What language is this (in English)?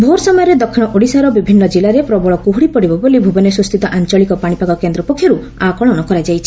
Odia